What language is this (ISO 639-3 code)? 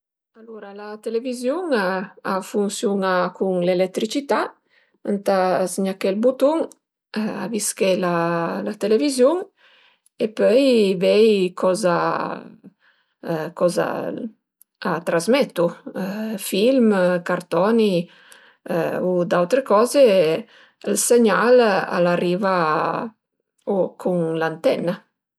pms